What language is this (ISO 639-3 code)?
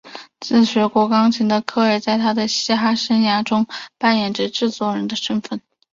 zho